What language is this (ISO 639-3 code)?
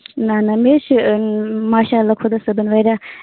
kas